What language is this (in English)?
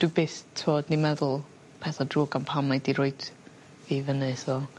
Welsh